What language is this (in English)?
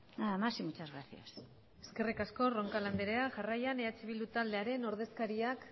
Basque